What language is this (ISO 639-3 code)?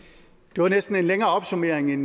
dan